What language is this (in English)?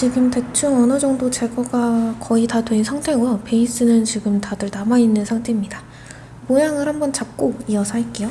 Korean